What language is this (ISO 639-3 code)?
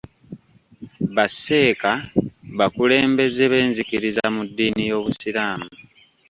lug